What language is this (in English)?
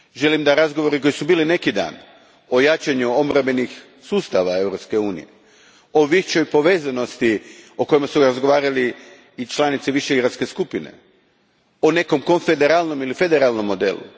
Croatian